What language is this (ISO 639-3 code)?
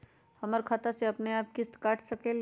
mag